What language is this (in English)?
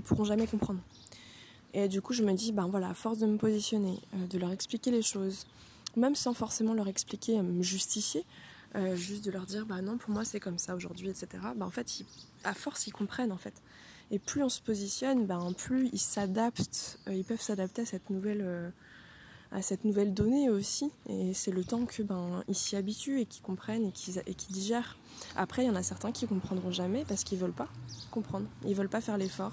French